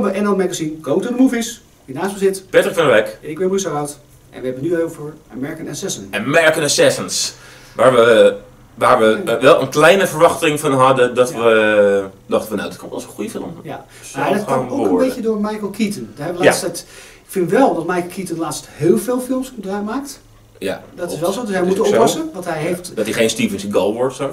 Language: Dutch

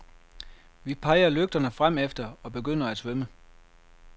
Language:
Danish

